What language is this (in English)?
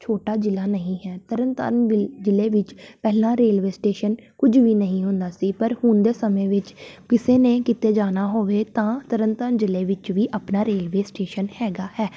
Punjabi